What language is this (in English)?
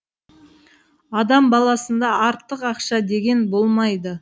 Kazakh